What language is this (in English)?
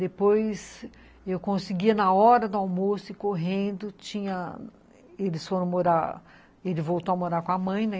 Portuguese